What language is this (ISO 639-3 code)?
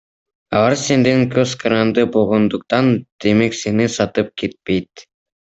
kir